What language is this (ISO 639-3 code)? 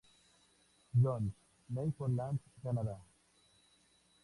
spa